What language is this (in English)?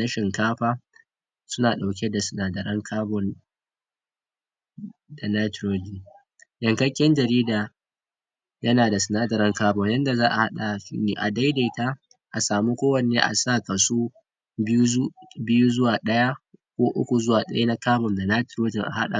Hausa